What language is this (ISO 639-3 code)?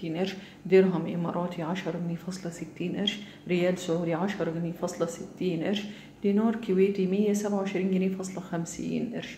ara